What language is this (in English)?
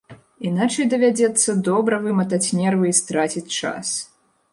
Belarusian